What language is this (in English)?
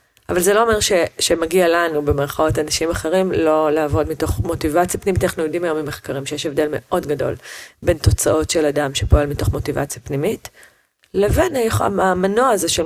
Hebrew